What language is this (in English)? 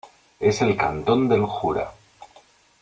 Spanish